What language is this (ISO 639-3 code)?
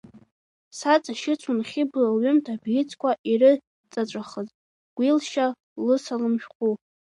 abk